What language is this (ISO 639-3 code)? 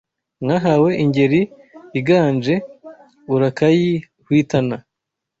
kin